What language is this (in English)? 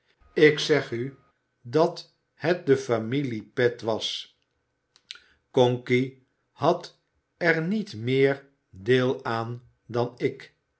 Dutch